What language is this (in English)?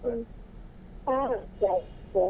Kannada